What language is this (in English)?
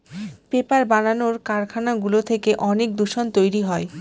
Bangla